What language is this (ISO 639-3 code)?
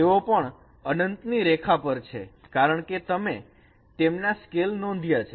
guj